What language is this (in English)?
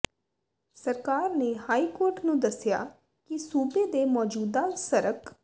Punjabi